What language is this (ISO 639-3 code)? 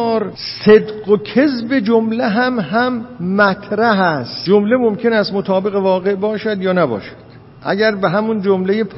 fas